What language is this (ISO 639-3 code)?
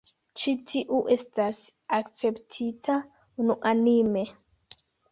epo